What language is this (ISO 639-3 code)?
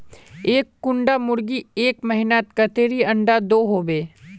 mag